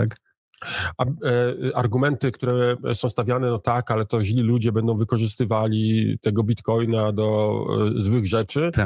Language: Polish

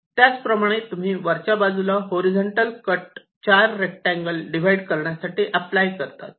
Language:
Marathi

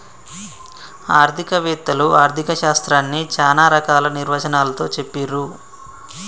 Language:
Telugu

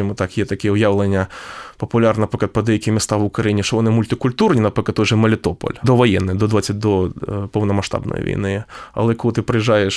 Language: Ukrainian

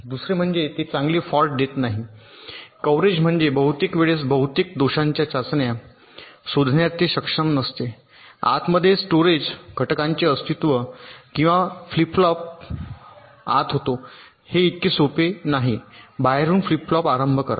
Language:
Marathi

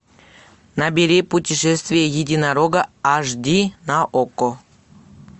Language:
Russian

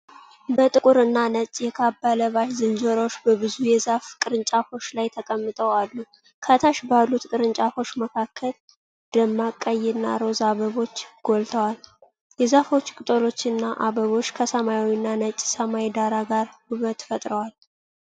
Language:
Amharic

